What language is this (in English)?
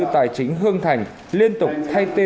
Vietnamese